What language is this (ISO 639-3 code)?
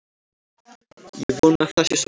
isl